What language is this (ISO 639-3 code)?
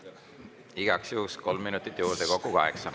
est